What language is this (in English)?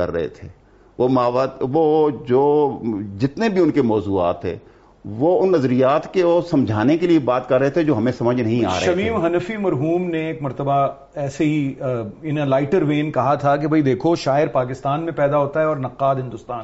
Urdu